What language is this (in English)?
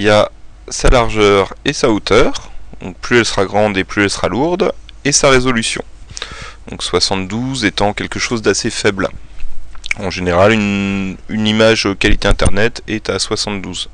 French